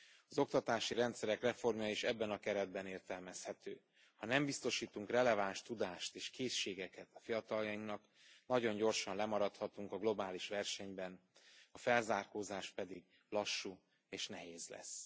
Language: Hungarian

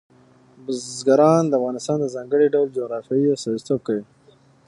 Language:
Pashto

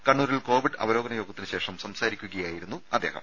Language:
Malayalam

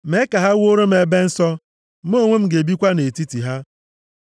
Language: Igbo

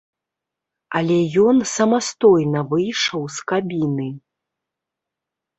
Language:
Belarusian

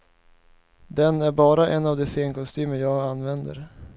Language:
Swedish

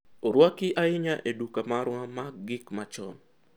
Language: Luo (Kenya and Tanzania)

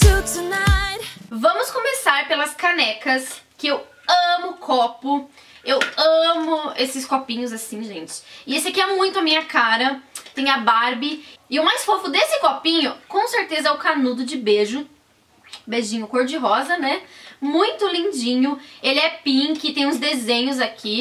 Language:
Portuguese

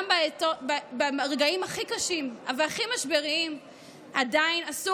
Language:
Hebrew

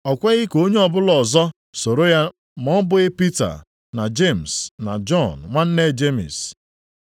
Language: Igbo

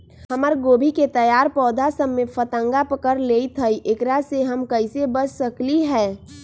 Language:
Magahi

